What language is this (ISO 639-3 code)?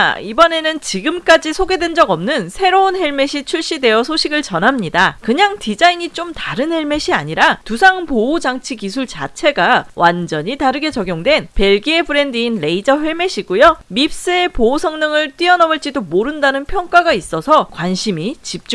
kor